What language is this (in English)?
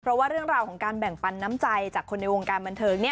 Thai